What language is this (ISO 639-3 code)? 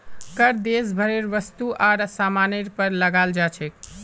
mag